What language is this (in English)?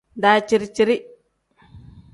Tem